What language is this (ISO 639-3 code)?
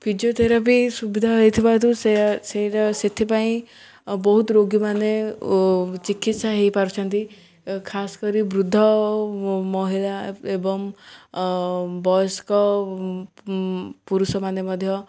ori